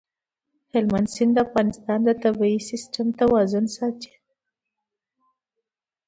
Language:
Pashto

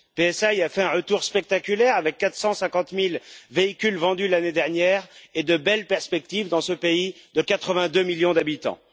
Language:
French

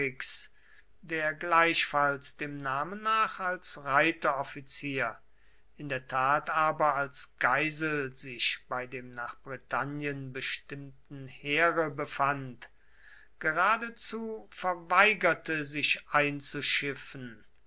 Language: German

